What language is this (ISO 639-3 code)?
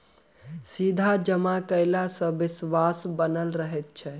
mai